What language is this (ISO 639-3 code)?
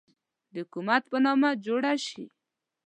pus